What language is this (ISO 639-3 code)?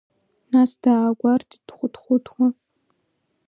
abk